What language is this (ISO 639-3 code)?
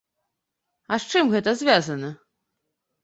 bel